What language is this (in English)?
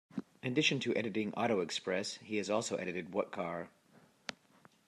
English